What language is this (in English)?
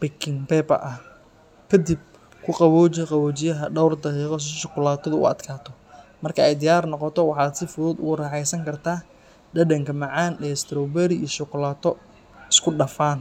Somali